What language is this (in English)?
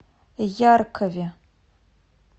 Russian